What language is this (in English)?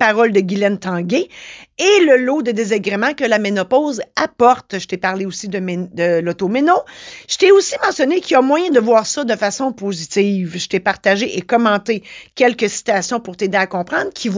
French